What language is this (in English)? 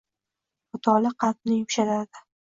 Uzbek